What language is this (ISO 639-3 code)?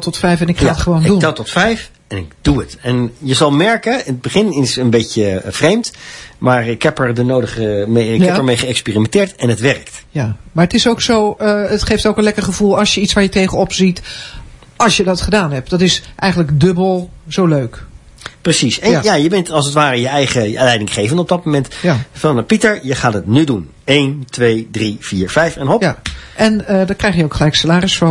nld